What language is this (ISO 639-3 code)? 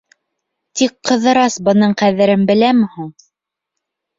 bak